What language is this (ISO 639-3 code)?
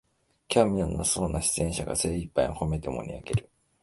jpn